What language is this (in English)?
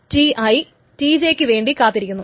Malayalam